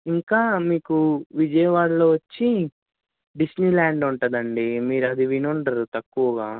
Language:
Telugu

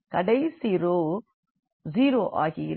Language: Tamil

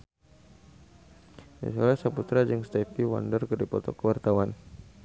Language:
Sundanese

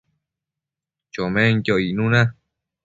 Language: Matsés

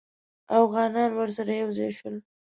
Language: Pashto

